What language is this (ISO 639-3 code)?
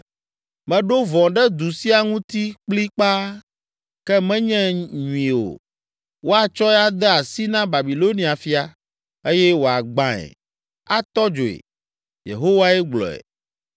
ewe